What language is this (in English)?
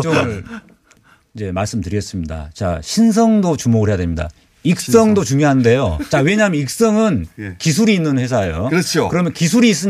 Korean